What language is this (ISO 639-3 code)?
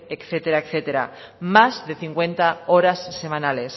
spa